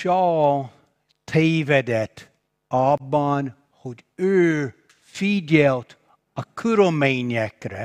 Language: Hungarian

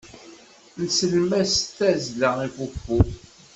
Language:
Kabyle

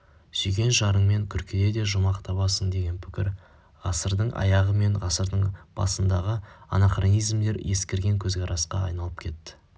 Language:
Kazakh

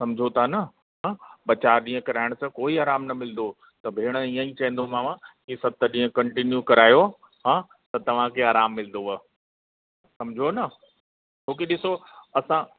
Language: Sindhi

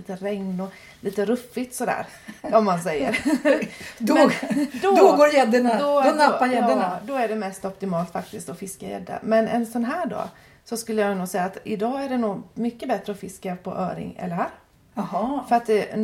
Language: Swedish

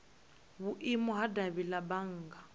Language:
Venda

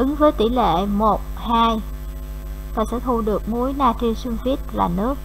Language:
Vietnamese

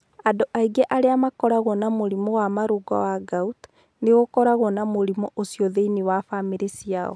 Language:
Kikuyu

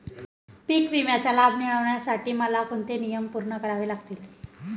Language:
Marathi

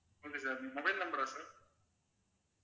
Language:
Tamil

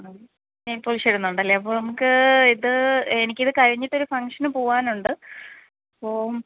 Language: Malayalam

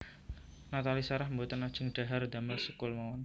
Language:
Javanese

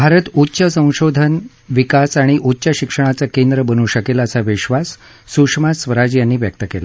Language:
Marathi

